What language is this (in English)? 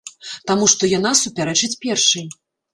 Belarusian